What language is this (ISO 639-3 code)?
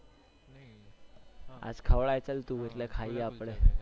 guj